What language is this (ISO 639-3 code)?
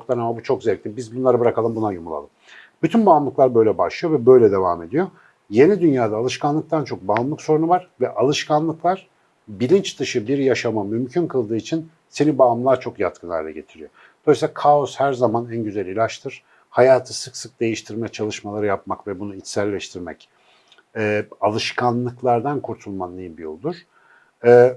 tur